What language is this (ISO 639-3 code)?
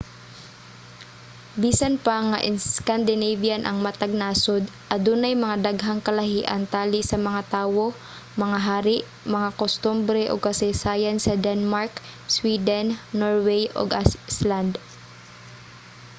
ceb